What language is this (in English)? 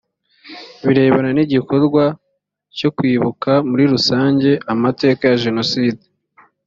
Kinyarwanda